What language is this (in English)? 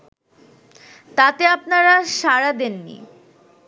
Bangla